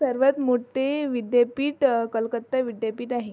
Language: Marathi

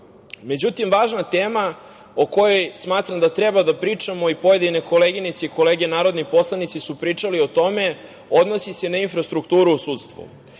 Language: Serbian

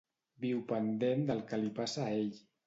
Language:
Catalan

